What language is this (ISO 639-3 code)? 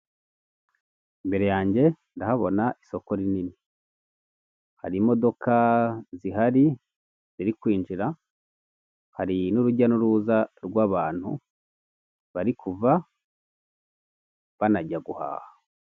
kin